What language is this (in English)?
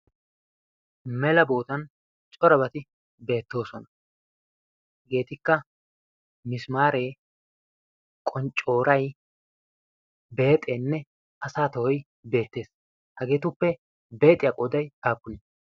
Wolaytta